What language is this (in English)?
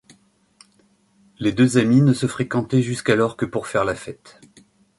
French